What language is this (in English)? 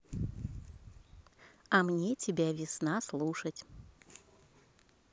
Russian